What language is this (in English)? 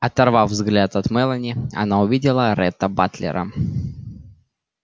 Russian